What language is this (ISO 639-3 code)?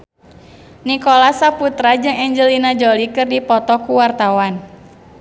sun